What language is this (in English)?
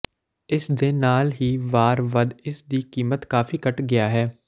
Punjabi